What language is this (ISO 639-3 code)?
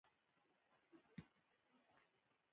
pus